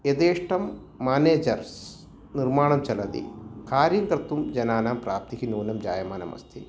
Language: Sanskrit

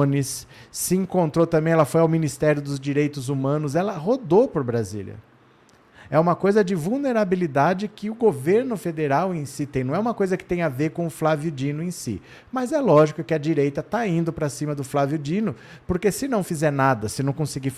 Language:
Portuguese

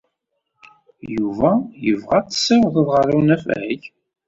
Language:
Kabyle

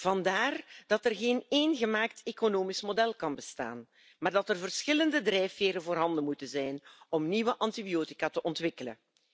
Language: Dutch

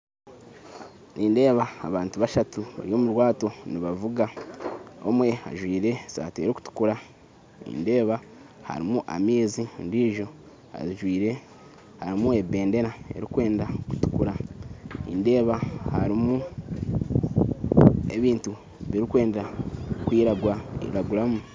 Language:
Nyankole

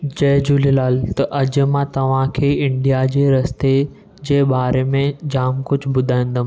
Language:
Sindhi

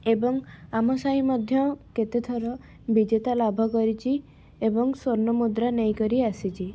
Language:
Odia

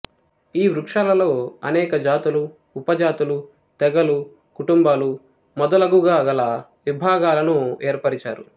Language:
Telugu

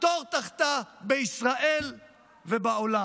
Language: Hebrew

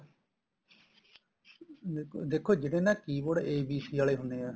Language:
Punjabi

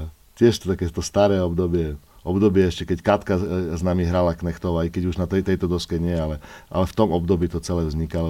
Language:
Slovak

